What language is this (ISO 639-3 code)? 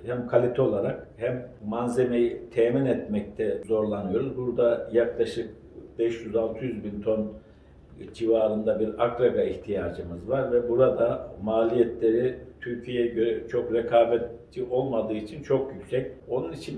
tur